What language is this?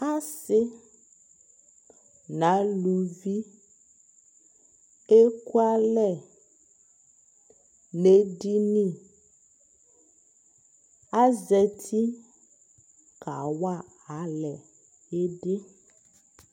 Ikposo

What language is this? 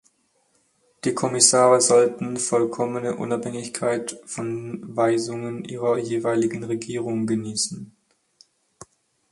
German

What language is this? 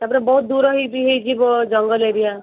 Odia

